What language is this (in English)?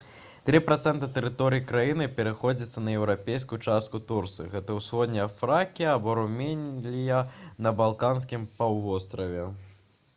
Belarusian